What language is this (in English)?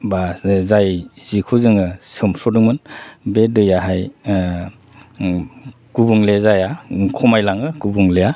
Bodo